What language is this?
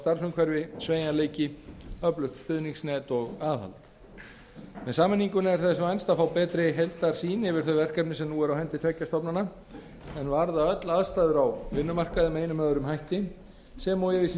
Icelandic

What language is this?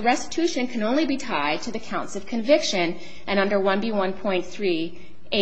English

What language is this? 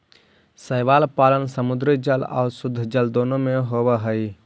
Magahi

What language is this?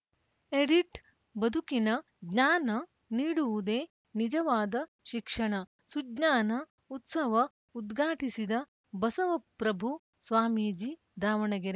Kannada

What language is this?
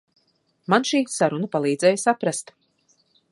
Latvian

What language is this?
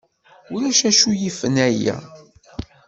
Kabyle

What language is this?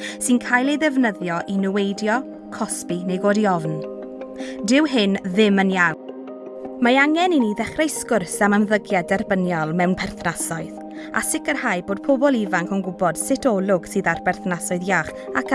Welsh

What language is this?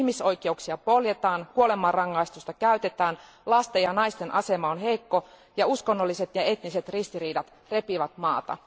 Finnish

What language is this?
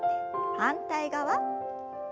Japanese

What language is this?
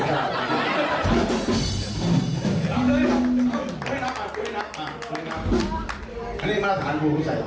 Thai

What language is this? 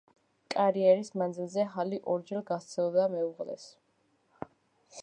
Georgian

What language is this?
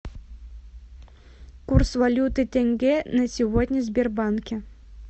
Russian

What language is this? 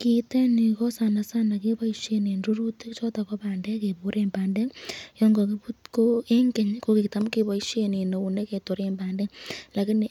Kalenjin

